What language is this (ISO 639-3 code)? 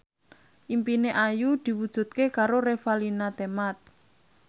jav